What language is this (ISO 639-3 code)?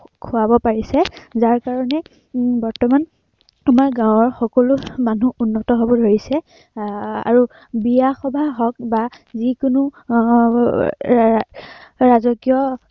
asm